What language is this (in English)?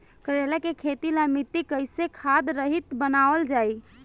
Bhojpuri